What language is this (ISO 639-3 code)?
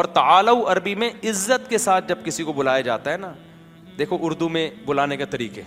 urd